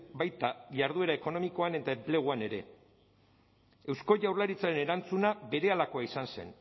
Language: Basque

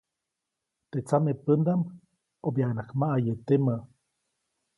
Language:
Copainalá Zoque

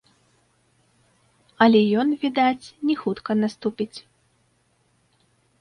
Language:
Belarusian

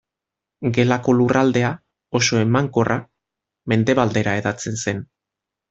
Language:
Basque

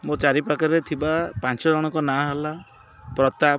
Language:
Odia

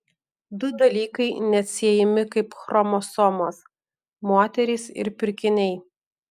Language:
Lithuanian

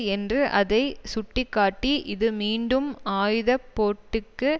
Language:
Tamil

